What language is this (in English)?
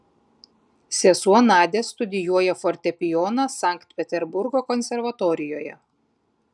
Lithuanian